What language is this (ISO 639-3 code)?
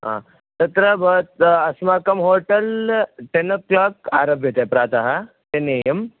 san